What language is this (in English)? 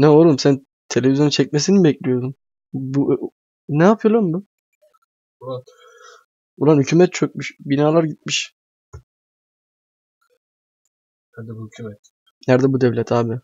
Turkish